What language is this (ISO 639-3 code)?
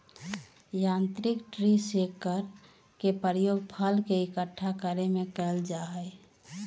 mag